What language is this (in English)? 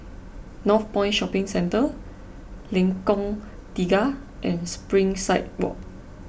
English